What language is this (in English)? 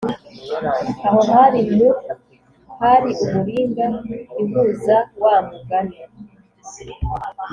Kinyarwanda